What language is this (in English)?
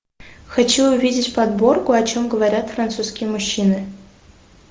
Russian